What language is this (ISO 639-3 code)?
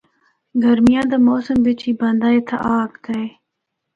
hno